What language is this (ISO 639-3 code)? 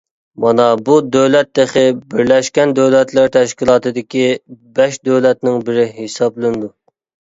uig